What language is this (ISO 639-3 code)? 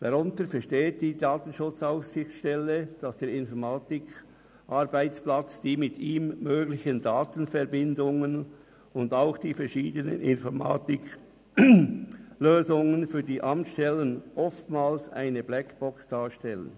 gsw